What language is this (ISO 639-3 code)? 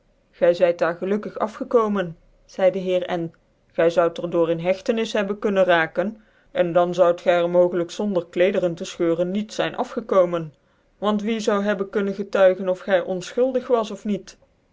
nld